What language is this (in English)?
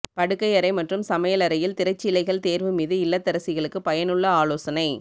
Tamil